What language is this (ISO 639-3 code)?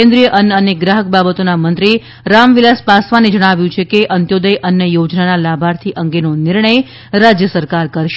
guj